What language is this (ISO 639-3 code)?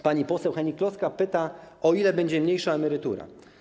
pol